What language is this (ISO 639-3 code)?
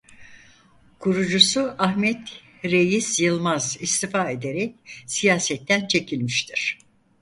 tur